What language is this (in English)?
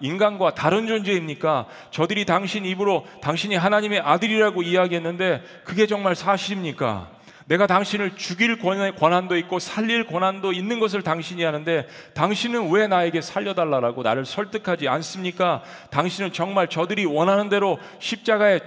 Korean